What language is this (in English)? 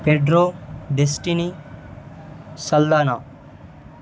Telugu